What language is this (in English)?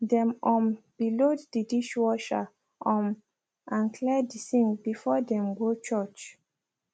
Nigerian Pidgin